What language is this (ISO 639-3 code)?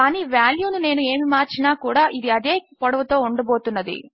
tel